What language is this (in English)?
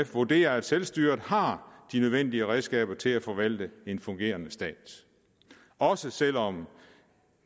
Danish